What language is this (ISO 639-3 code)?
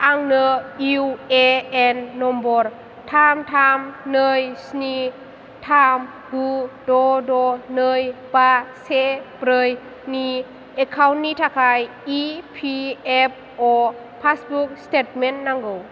brx